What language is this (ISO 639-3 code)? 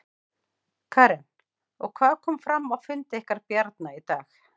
isl